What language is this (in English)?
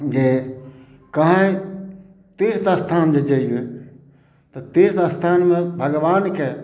Maithili